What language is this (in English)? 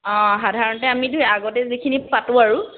Assamese